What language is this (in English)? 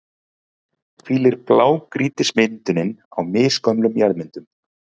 Icelandic